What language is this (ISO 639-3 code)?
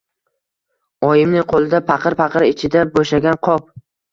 uzb